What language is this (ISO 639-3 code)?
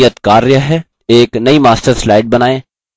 hin